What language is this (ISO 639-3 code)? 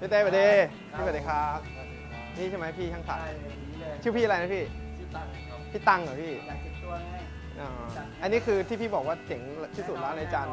tha